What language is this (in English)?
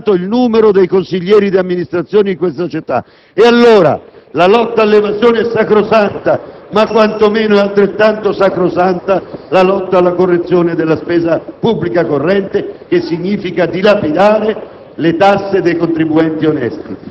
Italian